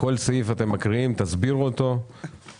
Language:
Hebrew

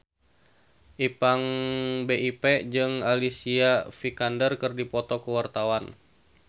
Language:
Sundanese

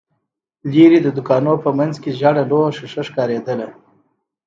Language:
Pashto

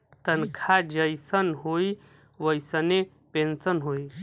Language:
Bhojpuri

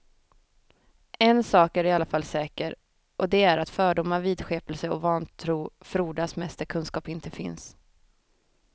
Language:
Swedish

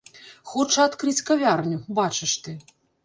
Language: Belarusian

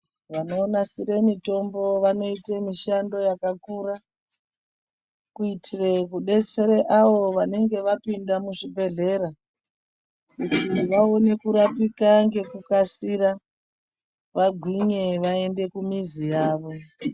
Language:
Ndau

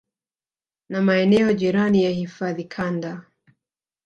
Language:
Swahili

